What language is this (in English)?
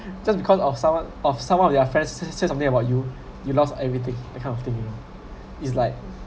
English